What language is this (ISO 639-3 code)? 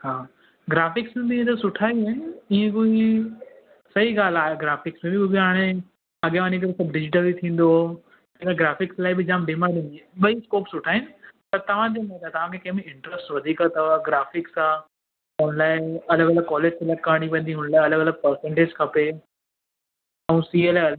snd